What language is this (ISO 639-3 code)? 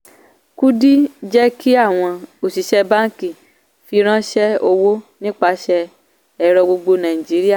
yor